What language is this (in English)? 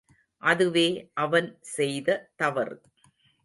Tamil